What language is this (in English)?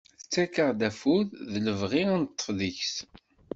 Kabyle